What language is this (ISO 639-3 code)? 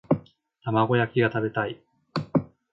jpn